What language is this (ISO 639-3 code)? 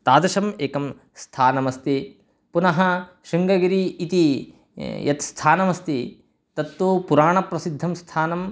san